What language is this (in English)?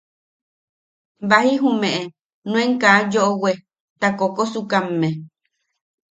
Yaqui